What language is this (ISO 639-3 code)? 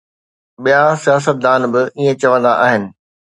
snd